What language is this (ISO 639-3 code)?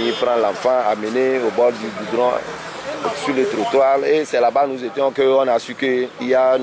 fra